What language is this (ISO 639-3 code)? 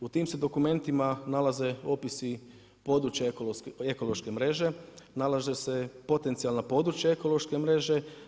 hrv